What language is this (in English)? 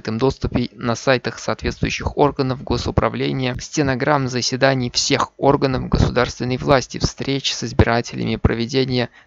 Russian